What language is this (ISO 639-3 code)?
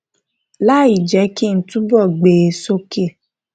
yor